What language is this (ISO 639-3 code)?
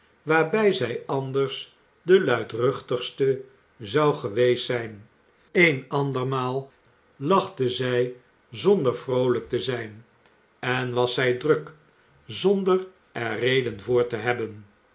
nld